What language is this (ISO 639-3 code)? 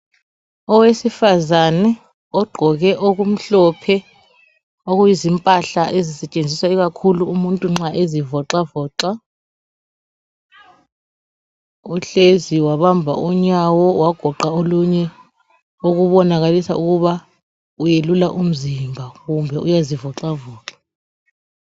nde